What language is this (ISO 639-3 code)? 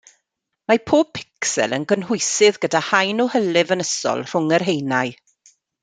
cym